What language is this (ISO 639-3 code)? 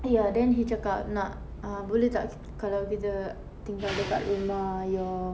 eng